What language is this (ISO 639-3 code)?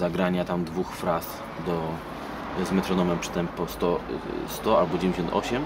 pol